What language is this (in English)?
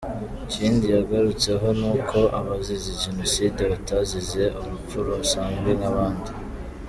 Kinyarwanda